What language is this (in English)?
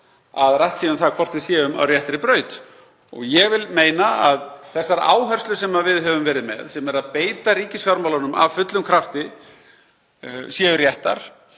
Icelandic